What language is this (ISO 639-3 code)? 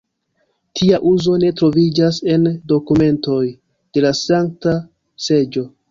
epo